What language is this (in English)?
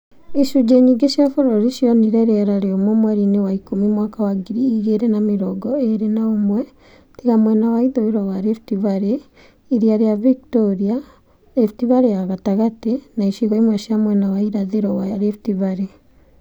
Kikuyu